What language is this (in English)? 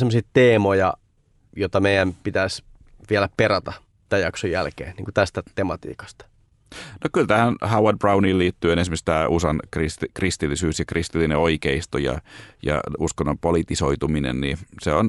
Finnish